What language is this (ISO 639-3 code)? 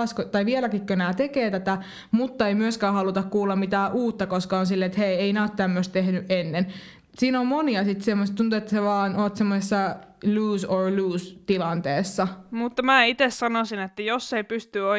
fin